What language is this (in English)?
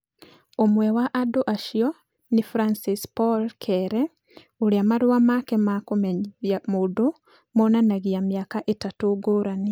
Kikuyu